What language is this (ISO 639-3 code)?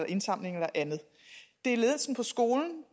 dan